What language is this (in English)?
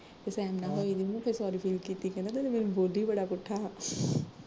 Punjabi